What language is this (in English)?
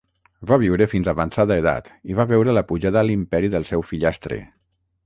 Catalan